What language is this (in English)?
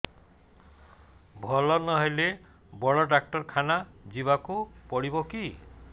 Odia